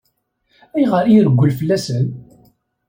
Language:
Kabyle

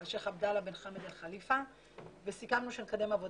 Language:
Hebrew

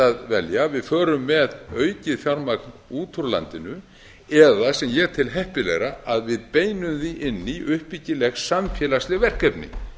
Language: Icelandic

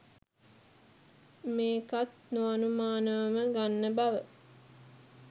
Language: Sinhala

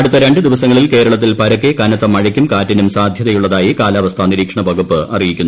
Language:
Malayalam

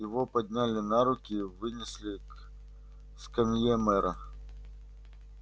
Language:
Russian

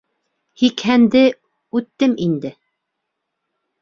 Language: Bashkir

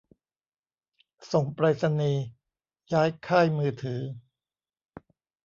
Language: Thai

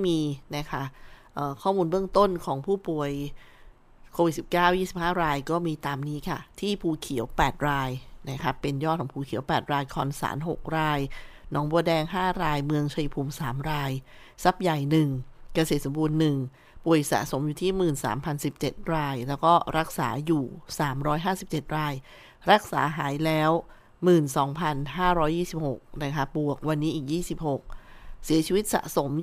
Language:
Thai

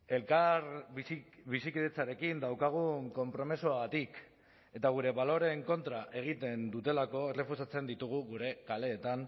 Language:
Basque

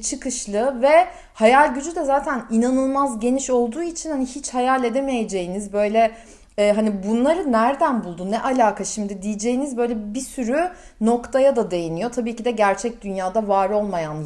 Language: Turkish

